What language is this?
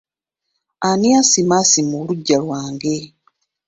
Ganda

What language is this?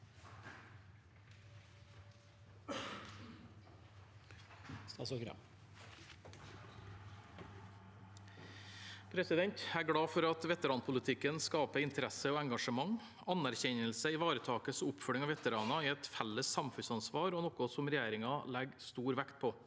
Norwegian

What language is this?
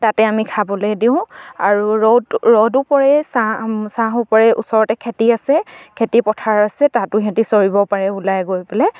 Assamese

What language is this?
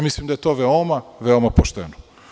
Serbian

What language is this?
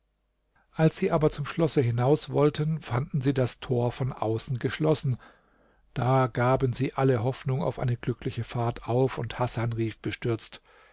German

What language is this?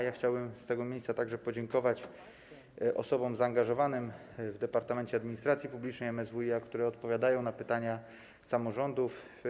Polish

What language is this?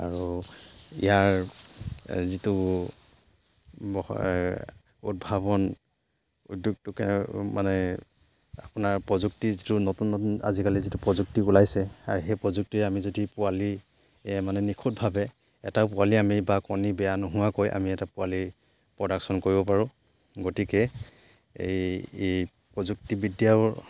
Assamese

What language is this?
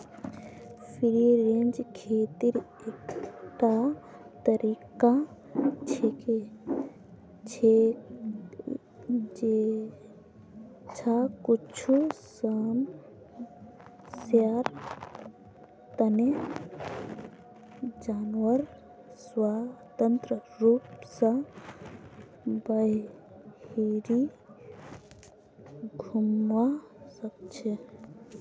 Magahi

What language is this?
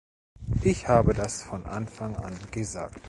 German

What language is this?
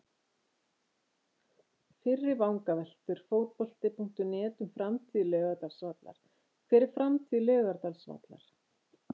Icelandic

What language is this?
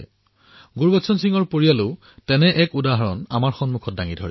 Assamese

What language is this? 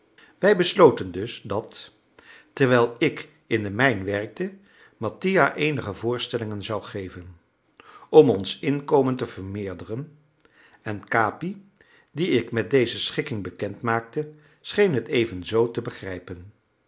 Dutch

